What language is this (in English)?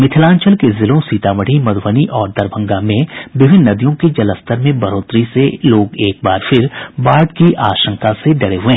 Hindi